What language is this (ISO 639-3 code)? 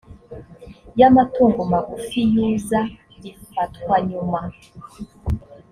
kin